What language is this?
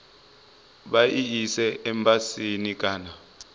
Venda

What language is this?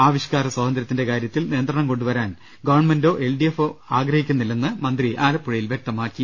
Malayalam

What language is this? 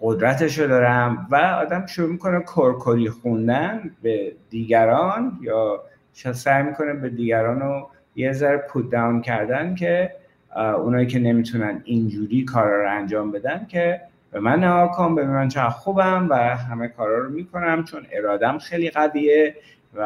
Persian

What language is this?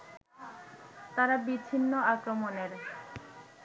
Bangla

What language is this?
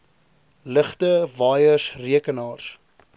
Afrikaans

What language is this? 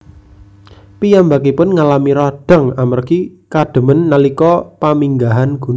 Javanese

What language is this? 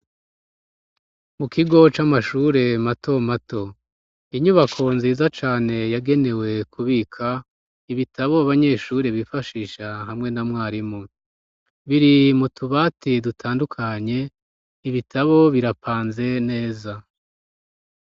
Rundi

